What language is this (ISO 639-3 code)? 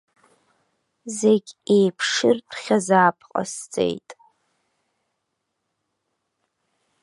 abk